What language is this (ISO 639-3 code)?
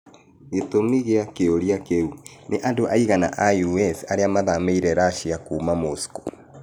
kik